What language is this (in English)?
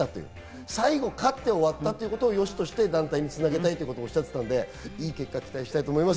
Japanese